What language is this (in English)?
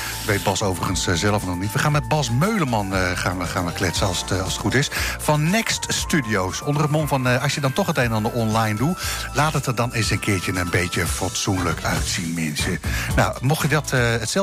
Dutch